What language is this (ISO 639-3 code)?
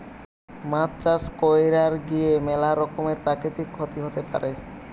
ben